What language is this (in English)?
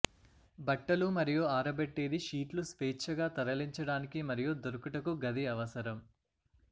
Telugu